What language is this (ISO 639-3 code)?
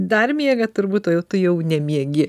lit